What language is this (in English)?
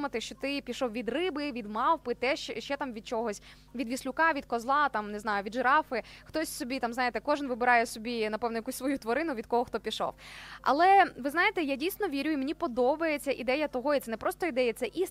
Ukrainian